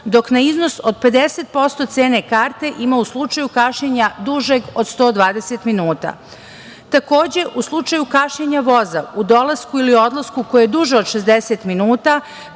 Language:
Serbian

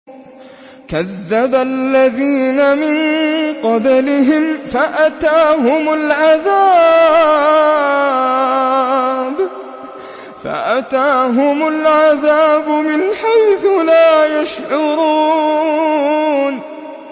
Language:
Arabic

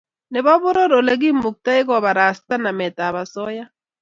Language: Kalenjin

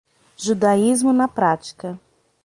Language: Portuguese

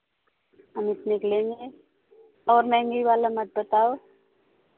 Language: Hindi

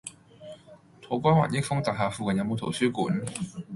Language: Cantonese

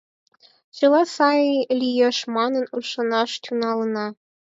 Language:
Mari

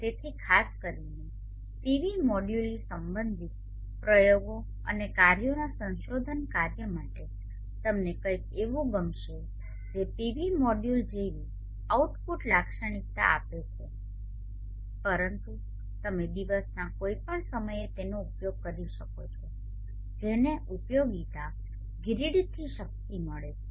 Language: Gujarati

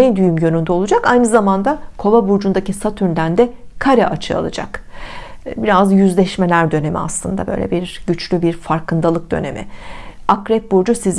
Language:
Turkish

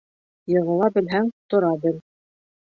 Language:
Bashkir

